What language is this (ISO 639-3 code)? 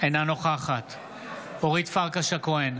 heb